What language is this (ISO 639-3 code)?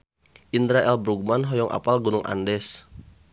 sun